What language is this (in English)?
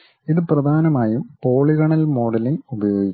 Malayalam